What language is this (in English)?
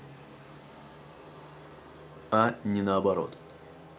Russian